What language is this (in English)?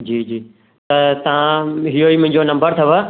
Sindhi